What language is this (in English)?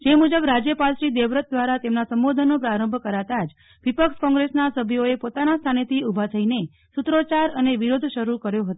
Gujarati